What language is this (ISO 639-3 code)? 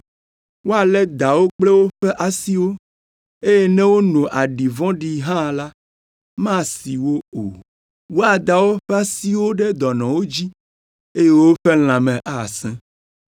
ewe